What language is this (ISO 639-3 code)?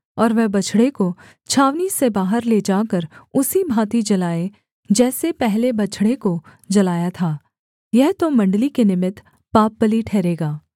hin